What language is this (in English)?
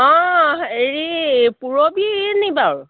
Assamese